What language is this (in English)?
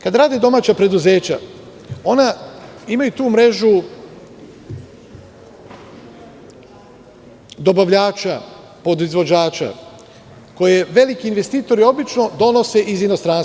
Serbian